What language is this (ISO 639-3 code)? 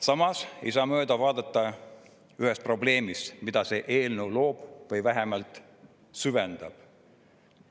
est